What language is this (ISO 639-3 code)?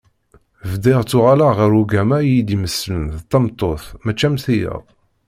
kab